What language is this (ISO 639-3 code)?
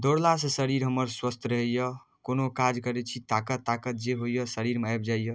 mai